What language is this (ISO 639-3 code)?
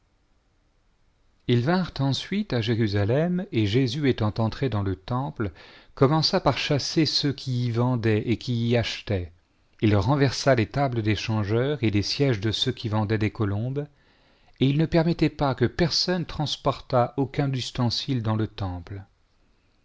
fra